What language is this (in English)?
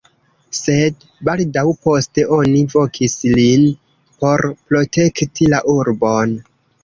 Esperanto